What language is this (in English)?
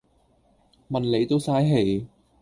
Cantonese